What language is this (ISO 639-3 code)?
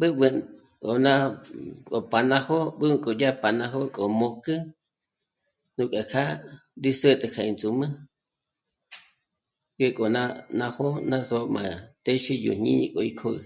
mmc